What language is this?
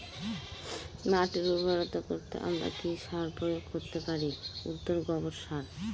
Bangla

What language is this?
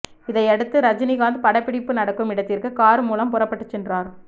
Tamil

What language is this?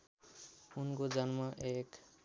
Nepali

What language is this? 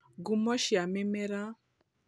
Kikuyu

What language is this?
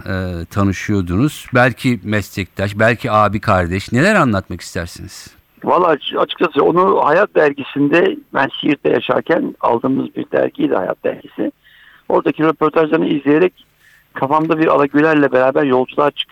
Turkish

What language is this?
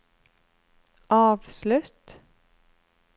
Norwegian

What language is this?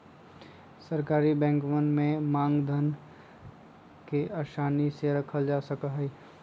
Magahi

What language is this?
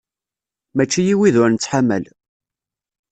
Kabyle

